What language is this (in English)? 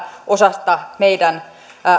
Finnish